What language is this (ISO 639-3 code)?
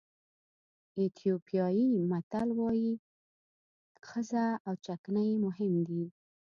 pus